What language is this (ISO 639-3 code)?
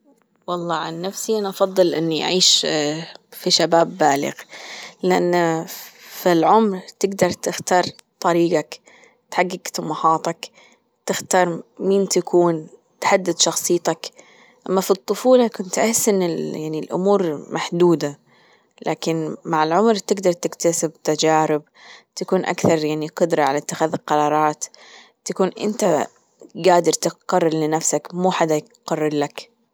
afb